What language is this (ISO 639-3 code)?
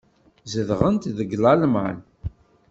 kab